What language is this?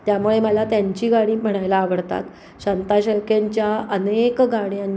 Marathi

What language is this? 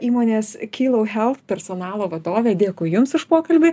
Lithuanian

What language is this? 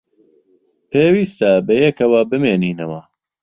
Central Kurdish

